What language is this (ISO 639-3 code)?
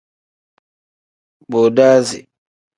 kdh